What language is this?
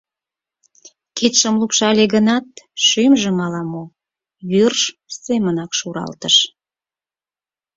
Mari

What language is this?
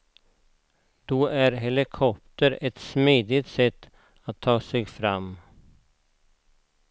Swedish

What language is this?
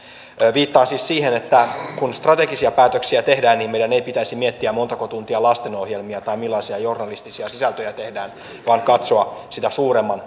Finnish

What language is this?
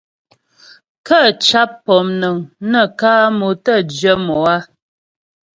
Ghomala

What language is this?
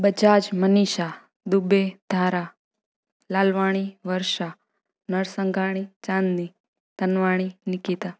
Sindhi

